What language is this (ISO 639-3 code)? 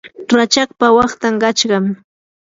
qur